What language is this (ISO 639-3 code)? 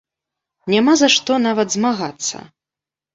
bel